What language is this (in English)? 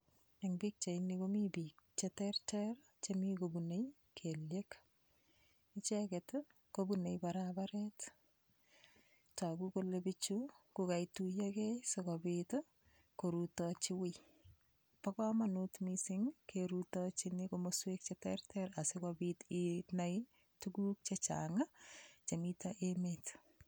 Kalenjin